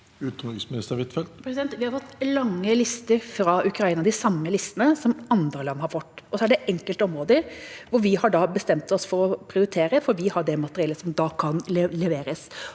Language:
Norwegian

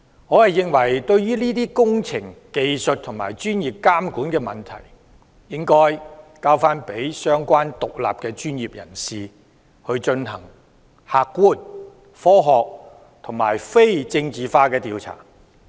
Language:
Cantonese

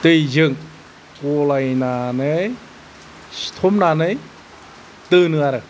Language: Bodo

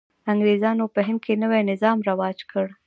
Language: Pashto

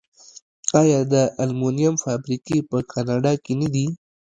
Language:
Pashto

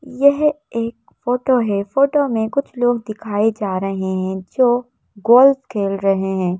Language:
Hindi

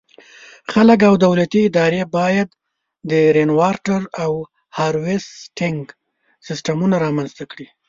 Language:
Pashto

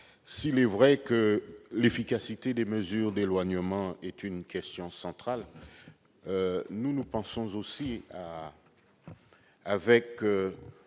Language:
French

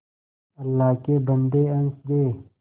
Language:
Hindi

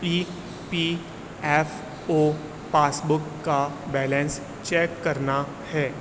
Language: Urdu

